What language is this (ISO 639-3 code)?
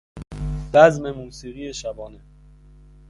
fas